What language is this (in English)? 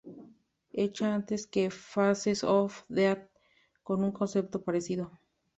Spanish